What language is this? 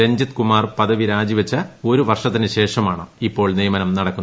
Malayalam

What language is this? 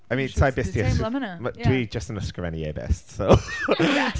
Welsh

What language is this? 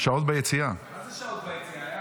Hebrew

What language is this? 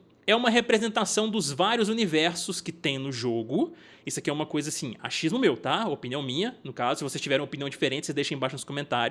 Portuguese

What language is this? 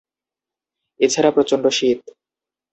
Bangla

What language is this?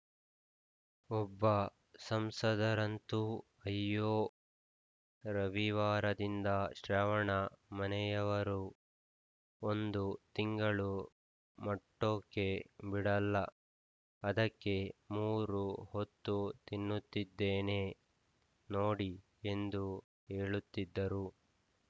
Kannada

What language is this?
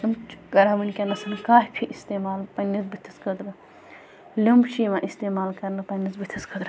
Kashmiri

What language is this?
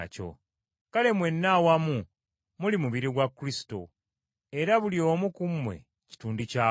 Ganda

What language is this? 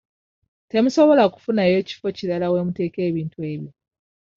Ganda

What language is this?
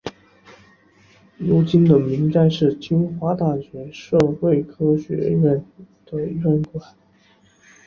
Chinese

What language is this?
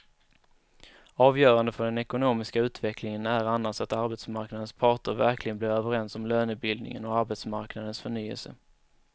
Swedish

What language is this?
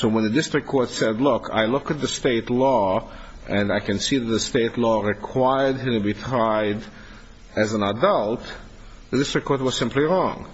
English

